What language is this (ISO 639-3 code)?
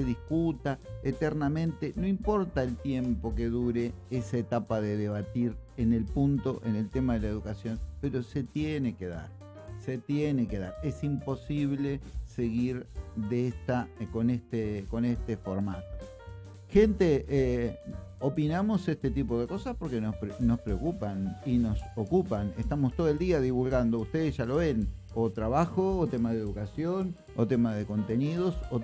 spa